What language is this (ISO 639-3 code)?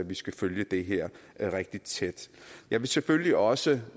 dan